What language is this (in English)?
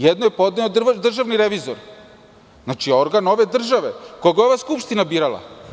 Serbian